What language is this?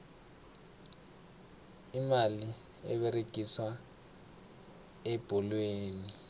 South Ndebele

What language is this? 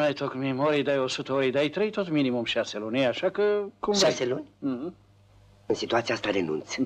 Romanian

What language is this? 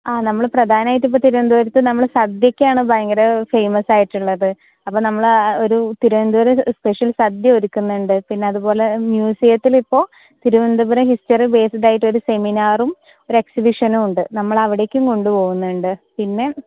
Malayalam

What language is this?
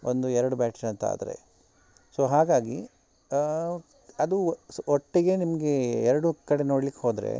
Kannada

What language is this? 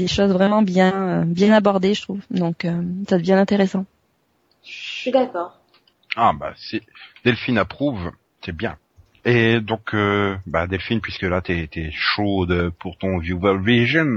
French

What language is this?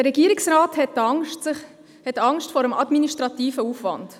Swiss German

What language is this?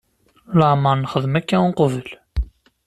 Kabyle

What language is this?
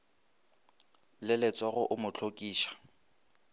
Northern Sotho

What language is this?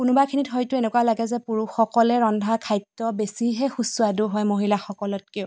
Assamese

